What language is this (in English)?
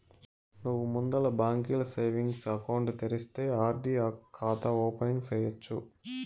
Telugu